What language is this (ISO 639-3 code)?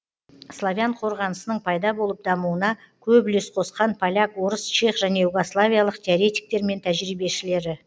kaz